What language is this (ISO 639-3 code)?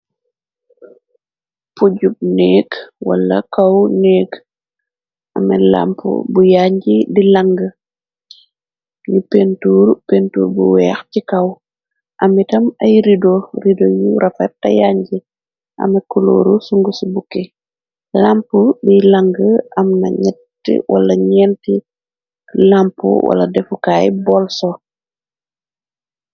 wol